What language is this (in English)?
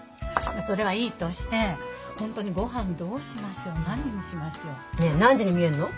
Japanese